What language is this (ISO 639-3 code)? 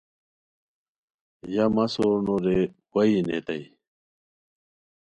khw